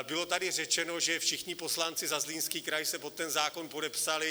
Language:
Czech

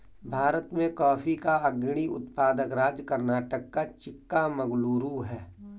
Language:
Hindi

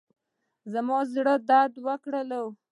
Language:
Pashto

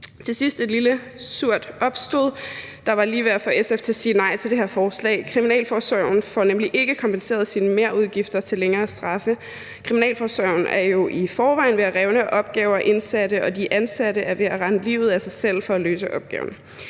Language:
Danish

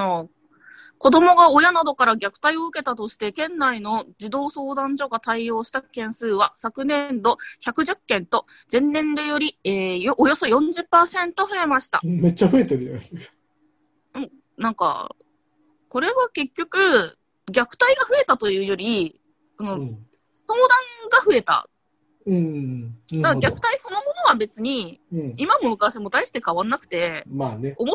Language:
Japanese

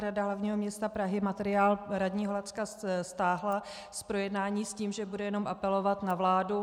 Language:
Czech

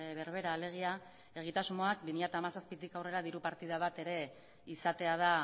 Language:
Basque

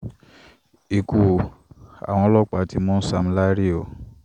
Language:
Yoruba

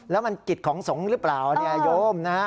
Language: Thai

